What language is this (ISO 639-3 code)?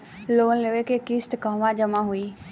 bho